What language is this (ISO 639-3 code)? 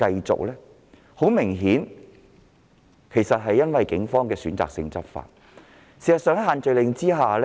yue